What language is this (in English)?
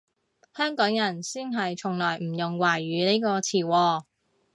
Cantonese